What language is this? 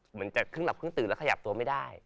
Thai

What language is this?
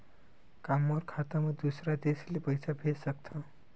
Chhattisgarhi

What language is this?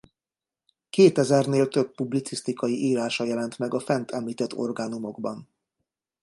Hungarian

